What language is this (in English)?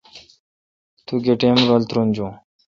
Kalkoti